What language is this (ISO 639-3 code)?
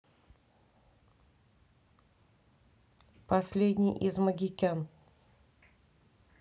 rus